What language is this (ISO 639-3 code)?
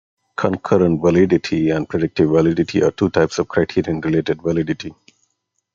eng